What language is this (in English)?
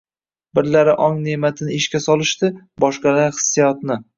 Uzbek